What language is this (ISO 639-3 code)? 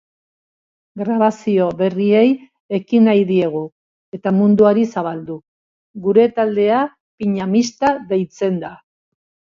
eus